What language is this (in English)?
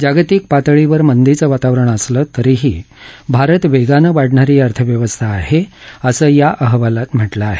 Marathi